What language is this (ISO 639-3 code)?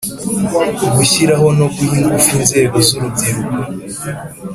kin